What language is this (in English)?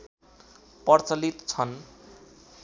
Nepali